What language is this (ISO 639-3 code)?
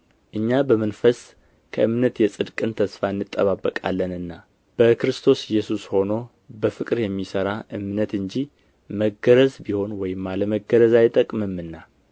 amh